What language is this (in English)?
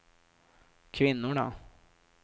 Swedish